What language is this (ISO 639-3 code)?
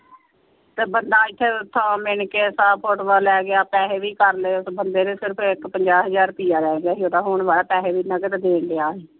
pan